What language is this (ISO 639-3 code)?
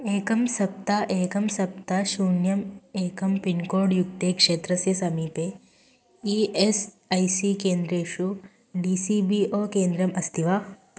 san